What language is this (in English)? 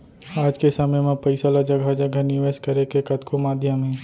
Chhattisgarhi